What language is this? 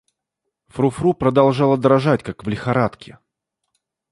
Russian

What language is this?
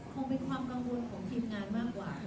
Thai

